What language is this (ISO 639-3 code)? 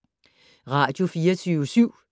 dan